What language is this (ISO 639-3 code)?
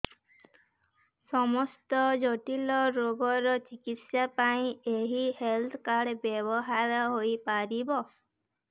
ori